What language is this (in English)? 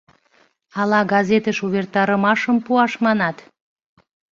Mari